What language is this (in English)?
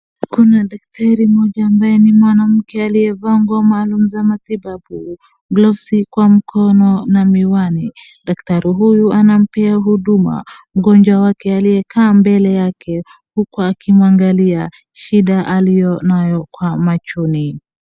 Swahili